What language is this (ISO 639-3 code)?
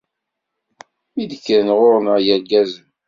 kab